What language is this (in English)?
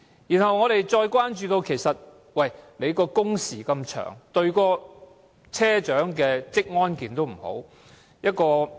Cantonese